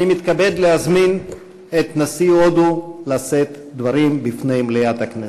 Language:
Hebrew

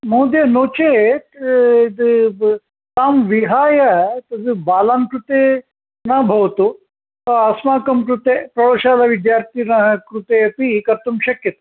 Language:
Sanskrit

